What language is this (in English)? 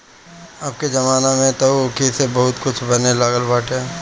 Bhojpuri